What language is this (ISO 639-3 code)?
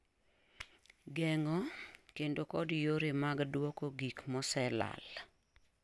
luo